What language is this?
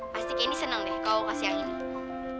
Indonesian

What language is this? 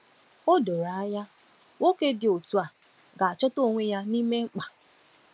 Igbo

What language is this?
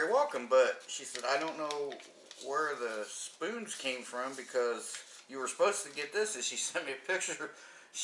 English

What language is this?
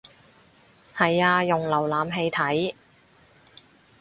Cantonese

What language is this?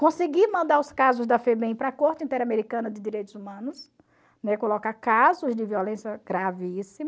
Portuguese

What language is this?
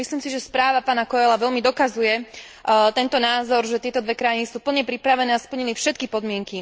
Slovak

